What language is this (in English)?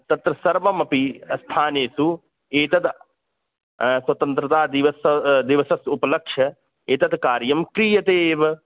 Sanskrit